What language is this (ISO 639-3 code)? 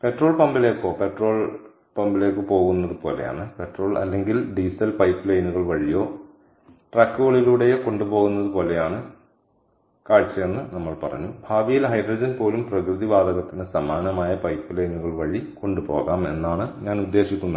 mal